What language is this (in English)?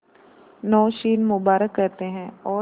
Hindi